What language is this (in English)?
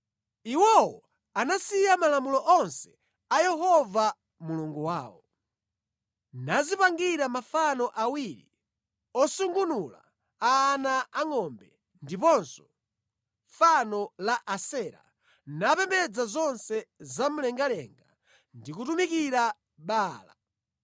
Nyanja